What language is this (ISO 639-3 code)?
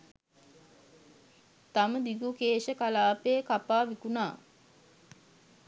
sin